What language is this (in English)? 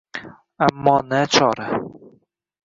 Uzbek